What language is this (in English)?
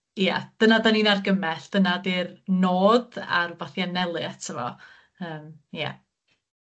Welsh